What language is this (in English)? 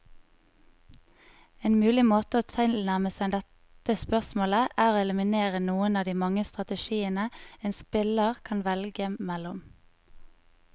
Norwegian